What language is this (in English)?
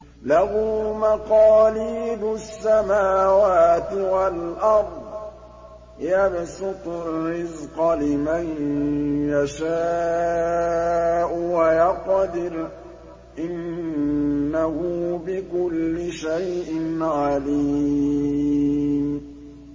Arabic